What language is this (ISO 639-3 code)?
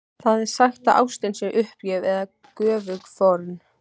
isl